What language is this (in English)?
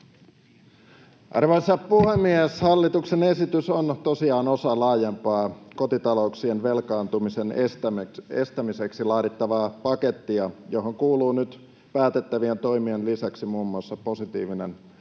Finnish